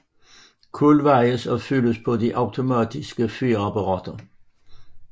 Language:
Danish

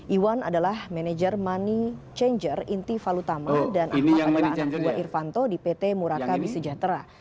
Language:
Indonesian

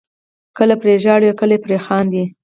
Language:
Pashto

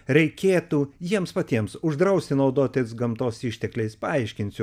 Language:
Lithuanian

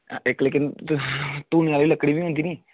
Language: Dogri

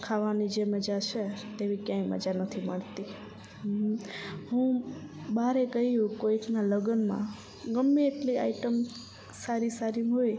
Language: Gujarati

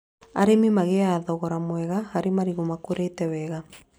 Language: Kikuyu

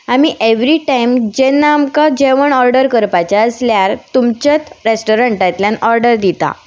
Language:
Konkani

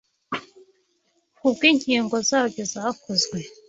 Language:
Kinyarwanda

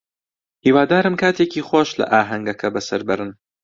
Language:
Central Kurdish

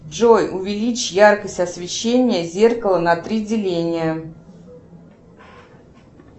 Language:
Russian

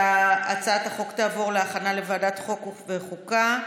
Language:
Hebrew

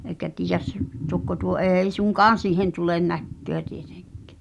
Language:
Finnish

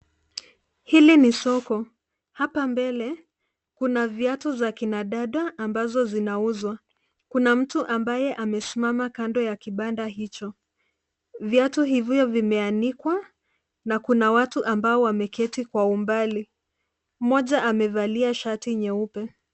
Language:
Swahili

